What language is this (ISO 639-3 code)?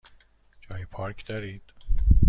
fas